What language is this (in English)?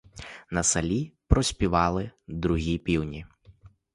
Ukrainian